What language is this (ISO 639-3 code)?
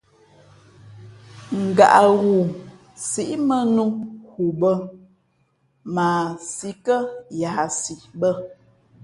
fmp